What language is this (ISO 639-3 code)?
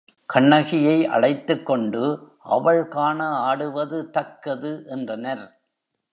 tam